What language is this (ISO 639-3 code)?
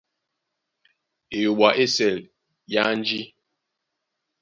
dua